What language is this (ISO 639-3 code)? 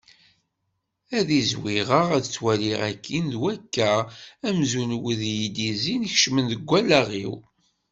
kab